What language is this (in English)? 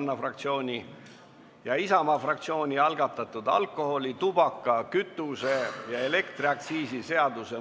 Estonian